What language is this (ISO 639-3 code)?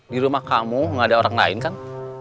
ind